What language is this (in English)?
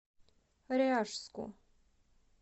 Russian